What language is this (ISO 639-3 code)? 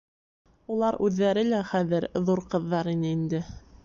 bak